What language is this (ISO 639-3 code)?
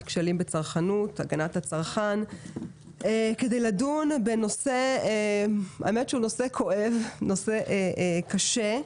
heb